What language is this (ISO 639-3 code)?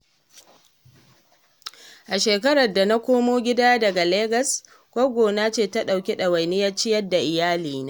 hau